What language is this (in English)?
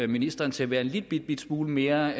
Danish